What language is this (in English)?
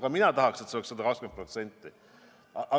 Estonian